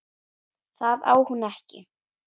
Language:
Icelandic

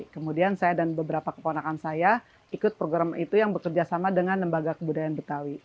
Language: Indonesian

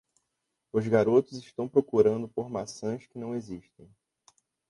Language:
Portuguese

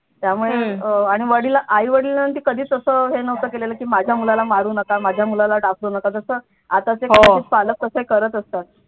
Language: Marathi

